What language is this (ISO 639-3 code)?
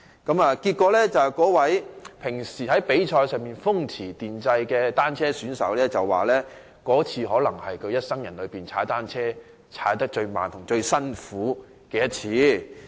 yue